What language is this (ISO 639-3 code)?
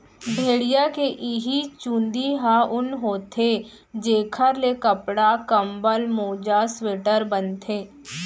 hne